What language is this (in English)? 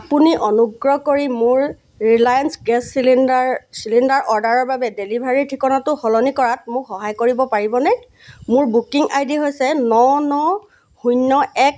Assamese